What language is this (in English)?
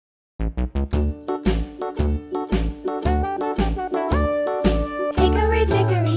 English